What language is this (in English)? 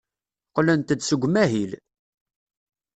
Kabyle